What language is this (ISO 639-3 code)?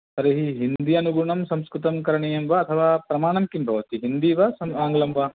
san